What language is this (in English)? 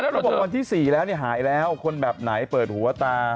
Thai